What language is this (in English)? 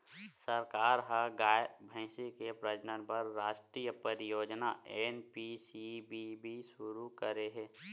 Chhattisgarhi